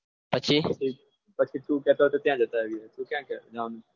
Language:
Gujarati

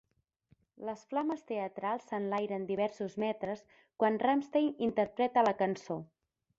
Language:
Catalan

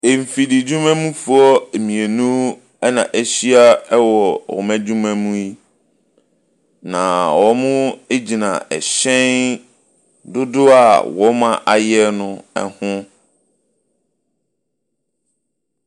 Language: Akan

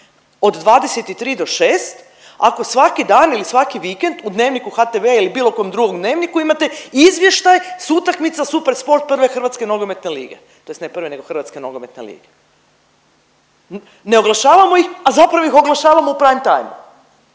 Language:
Croatian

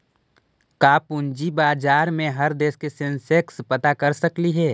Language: Magahi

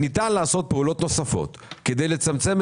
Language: Hebrew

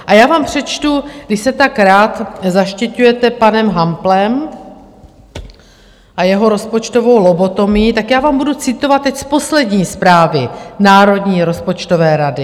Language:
Czech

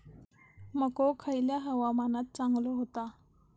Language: Marathi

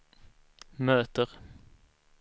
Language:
Swedish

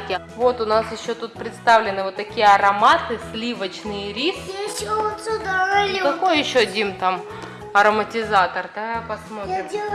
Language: Russian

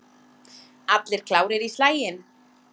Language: Icelandic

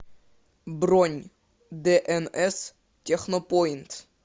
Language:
Russian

